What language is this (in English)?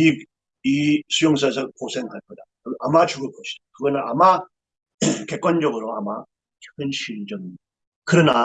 Korean